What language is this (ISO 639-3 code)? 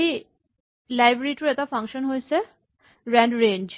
asm